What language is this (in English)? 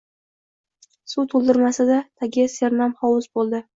Uzbek